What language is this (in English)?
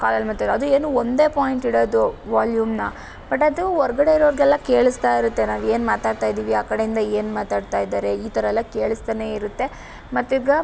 Kannada